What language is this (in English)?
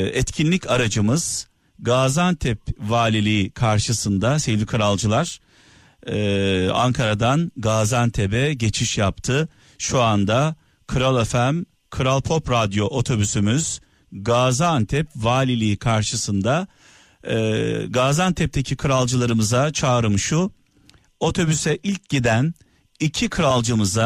Turkish